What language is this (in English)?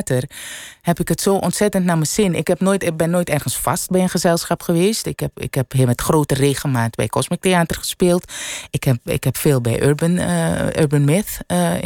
Dutch